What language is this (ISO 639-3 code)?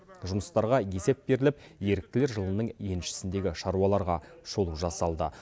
kaz